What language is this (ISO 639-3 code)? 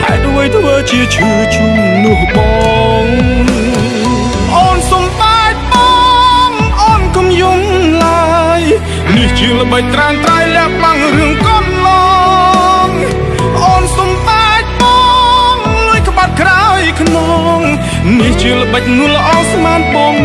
eng